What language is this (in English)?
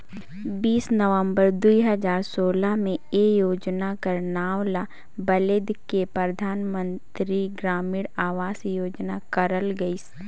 Chhattisgarhi